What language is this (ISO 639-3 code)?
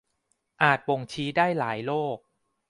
tha